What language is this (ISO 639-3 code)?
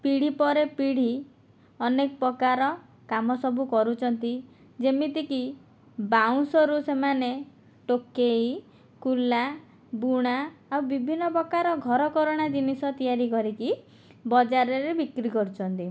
ori